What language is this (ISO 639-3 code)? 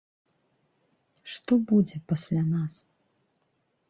bel